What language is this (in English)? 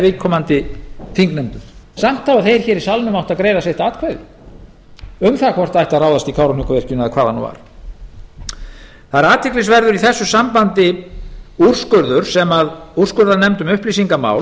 Icelandic